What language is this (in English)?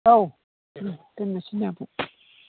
Bodo